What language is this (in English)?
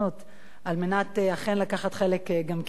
Hebrew